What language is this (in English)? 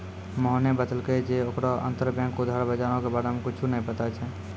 Maithili